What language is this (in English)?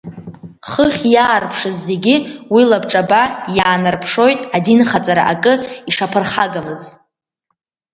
Abkhazian